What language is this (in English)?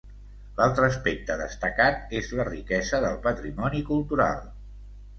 Catalan